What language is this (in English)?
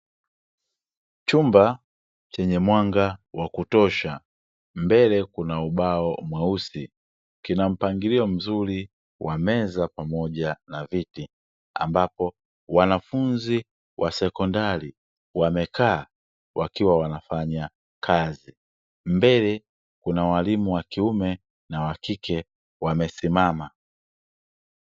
Swahili